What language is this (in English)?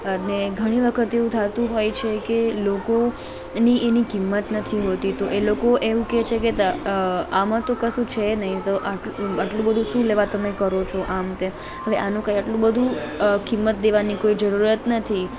Gujarati